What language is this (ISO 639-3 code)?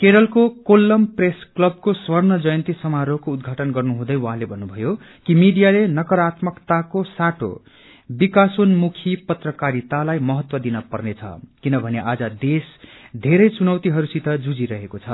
nep